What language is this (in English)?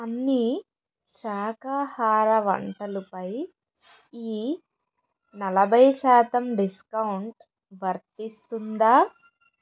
Telugu